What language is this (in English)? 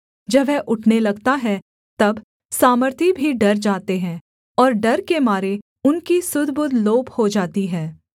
Hindi